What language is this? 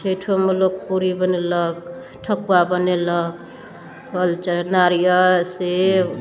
Maithili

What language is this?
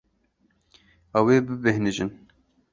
Kurdish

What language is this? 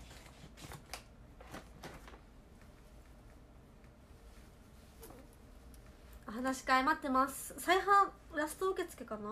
Japanese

